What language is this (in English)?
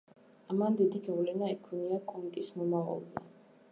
Georgian